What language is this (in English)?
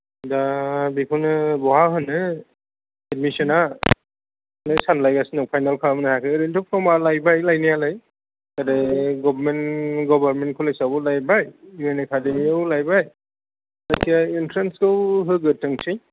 Bodo